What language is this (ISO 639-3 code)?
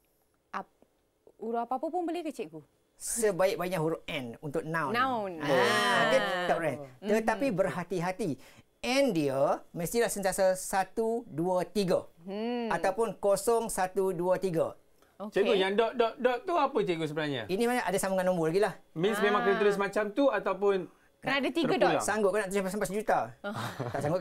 msa